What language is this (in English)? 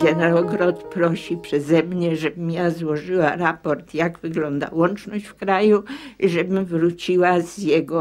Polish